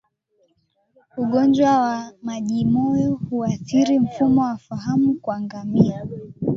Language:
Swahili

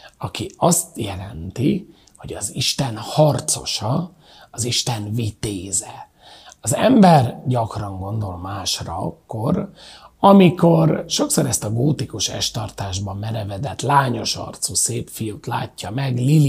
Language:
Hungarian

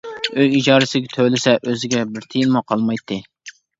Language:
Uyghur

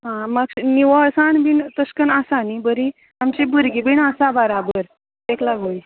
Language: Konkani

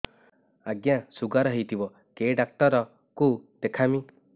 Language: Odia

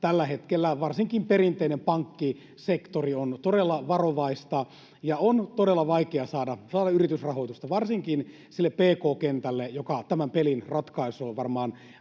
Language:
Finnish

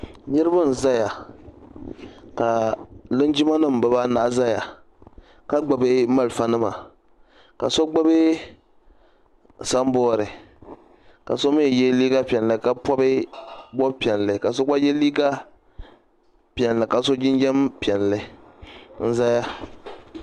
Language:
Dagbani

